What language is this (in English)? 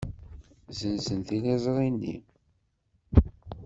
Kabyle